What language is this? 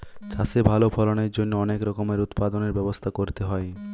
Bangla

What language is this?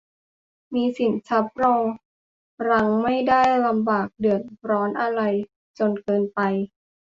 Thai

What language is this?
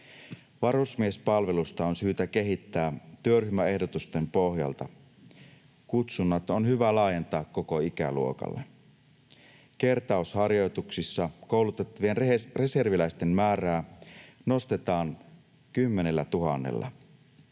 Finnish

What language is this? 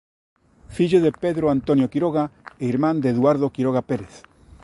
Galician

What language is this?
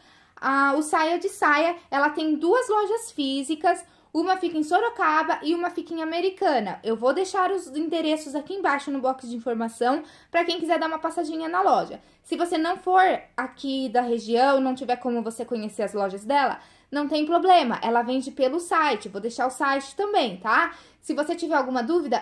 Portuguese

